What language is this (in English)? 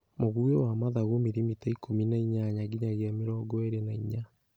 Kikuyu